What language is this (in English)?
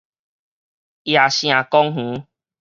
Min Nan Chinese